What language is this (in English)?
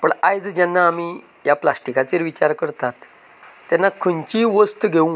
Konkani